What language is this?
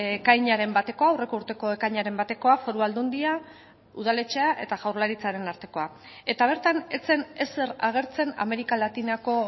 Basque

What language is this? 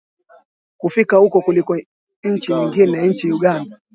Swahili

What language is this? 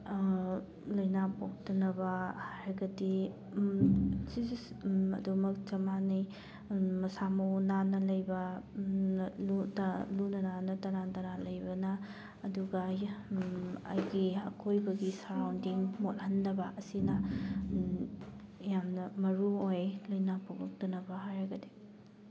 Manipuri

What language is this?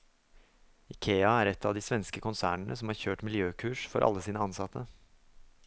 Norwegian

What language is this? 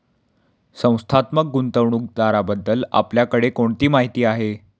Marathi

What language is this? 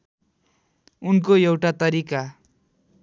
Nepali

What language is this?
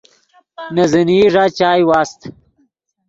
Yidgha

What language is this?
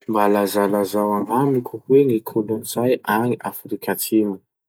Masikoro Malagasy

